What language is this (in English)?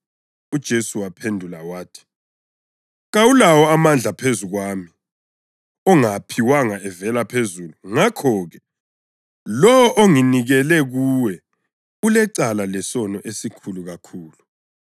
North Ndebele